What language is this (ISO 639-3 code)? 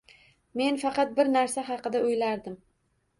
uzb